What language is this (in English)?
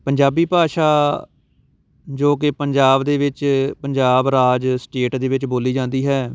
Punjabi